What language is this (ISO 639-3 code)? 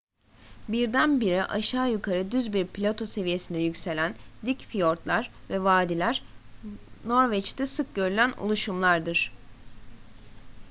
tur